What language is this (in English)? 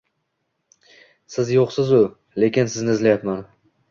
Uzbek